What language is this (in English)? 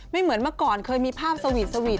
Thai